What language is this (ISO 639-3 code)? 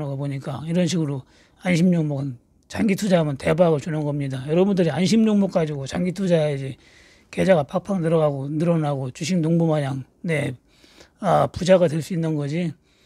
kor